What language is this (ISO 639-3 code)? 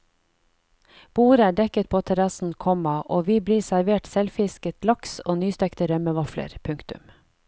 nor